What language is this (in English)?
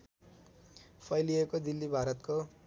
Nepali